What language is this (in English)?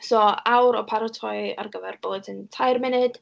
Welsh